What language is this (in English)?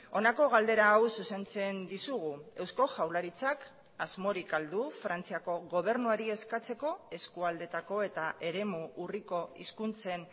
Basque